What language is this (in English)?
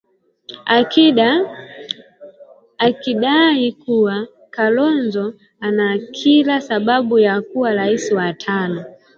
Swahili